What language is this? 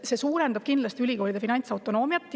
Estonian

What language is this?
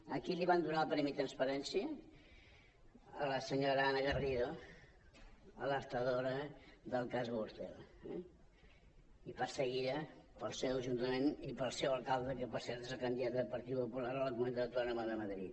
Catalan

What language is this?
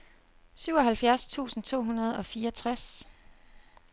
Danish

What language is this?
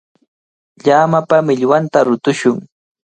Cajatambo North Lima Quechua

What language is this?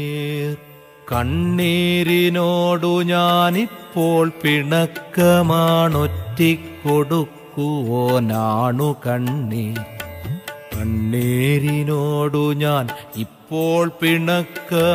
Malayalam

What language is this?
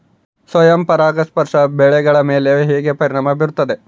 Kannada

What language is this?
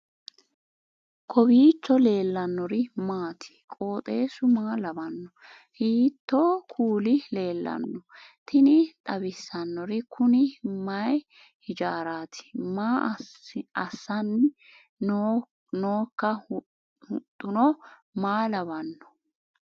Sidamo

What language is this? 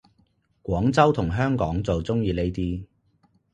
Cantonese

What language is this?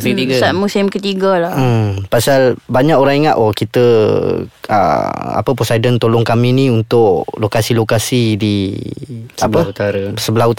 Malay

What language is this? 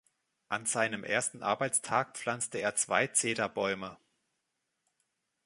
German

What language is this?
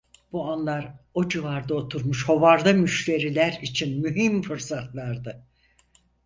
Turkish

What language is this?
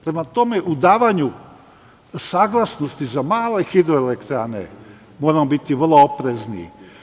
Serbian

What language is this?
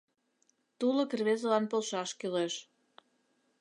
Mari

